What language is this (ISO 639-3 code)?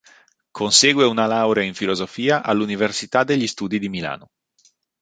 ita